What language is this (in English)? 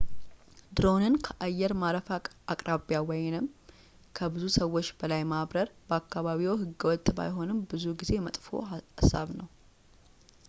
Amharic